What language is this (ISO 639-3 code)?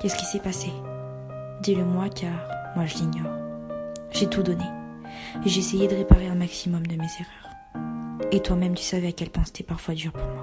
fra